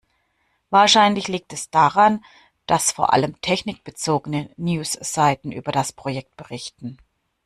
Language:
German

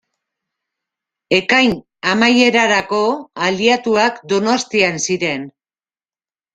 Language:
Basque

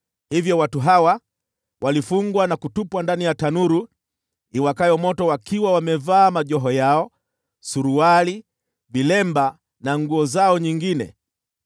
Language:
Swahili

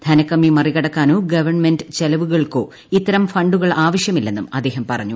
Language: Malayalam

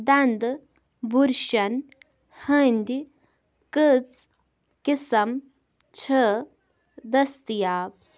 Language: Kashmiri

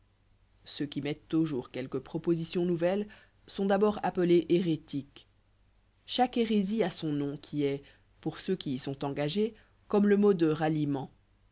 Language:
French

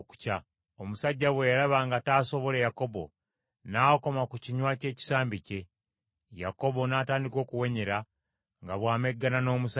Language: Ganda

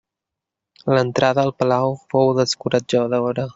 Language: Catalan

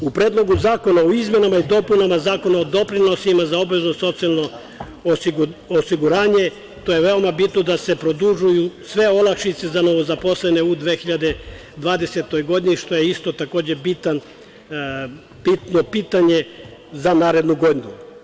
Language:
Serbian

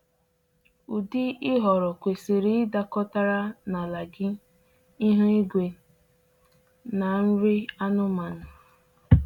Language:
Igbo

